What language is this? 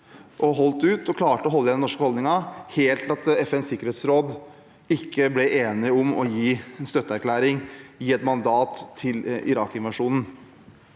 Norwegian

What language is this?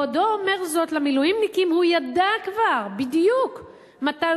Hebrew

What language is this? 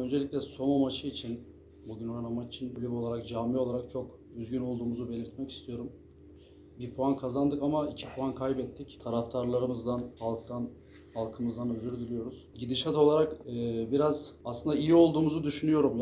Turkish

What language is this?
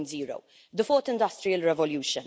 English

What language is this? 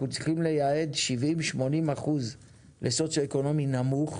Hebrew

